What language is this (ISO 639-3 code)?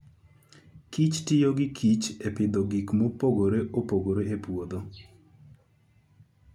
luo